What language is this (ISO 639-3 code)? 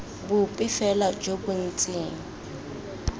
tsn